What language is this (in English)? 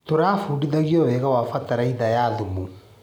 Kikuyu